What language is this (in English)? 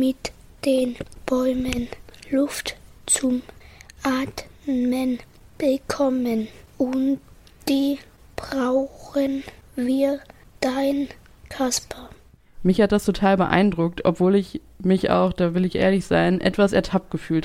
German